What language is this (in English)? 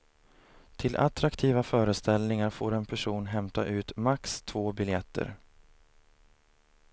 Swedish